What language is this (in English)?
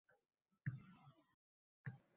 Uzbek